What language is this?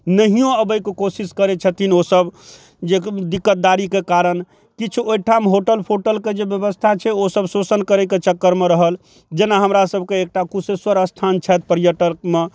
Maithili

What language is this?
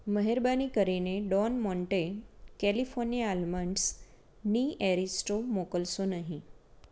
Gujarati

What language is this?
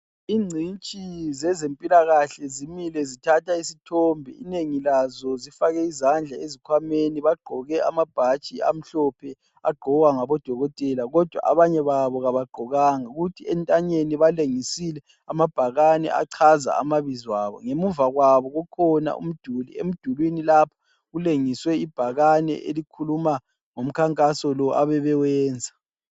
North Ndebele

